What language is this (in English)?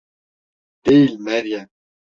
Turkish